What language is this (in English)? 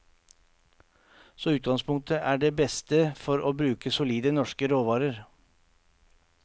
Norwegian